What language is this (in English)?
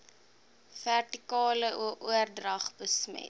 Afrikaans